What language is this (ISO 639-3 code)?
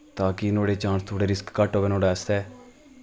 doi